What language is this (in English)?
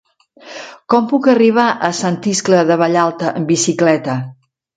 Catalan